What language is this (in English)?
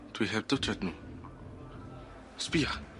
Welsh